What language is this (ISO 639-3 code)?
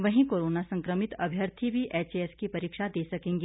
hin